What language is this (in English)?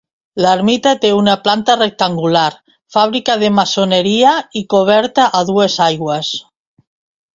Catalan